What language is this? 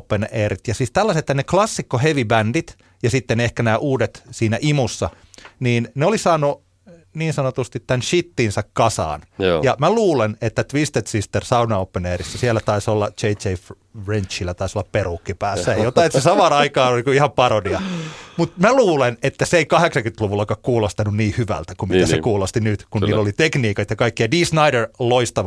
Finnish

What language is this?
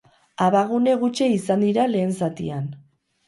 Basque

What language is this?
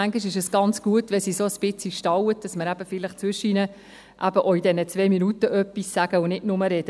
Swiss German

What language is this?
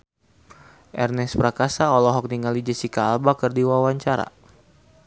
Sundanese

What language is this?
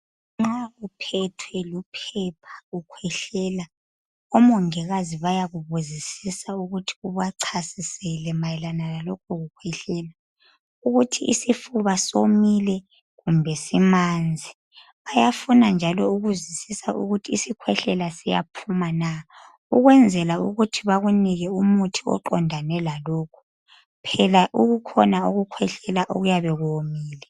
North Ndebele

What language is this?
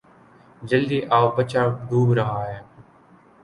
Urdu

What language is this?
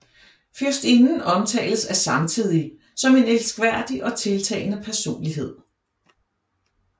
Danish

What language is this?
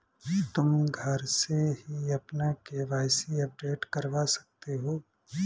Hindi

